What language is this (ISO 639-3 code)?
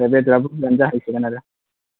brx